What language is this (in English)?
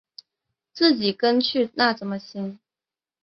Chinese